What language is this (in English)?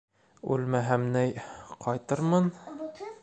Bashkir